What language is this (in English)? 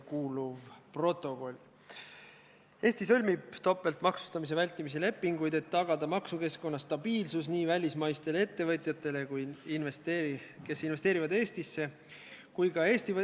Estonian